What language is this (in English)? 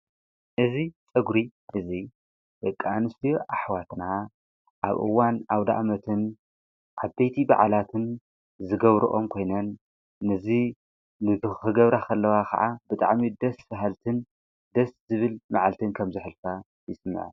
Tigrinya